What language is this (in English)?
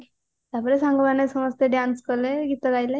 Odia